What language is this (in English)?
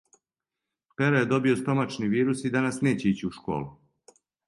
Serbian